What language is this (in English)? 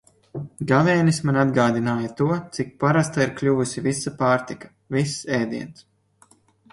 Latvian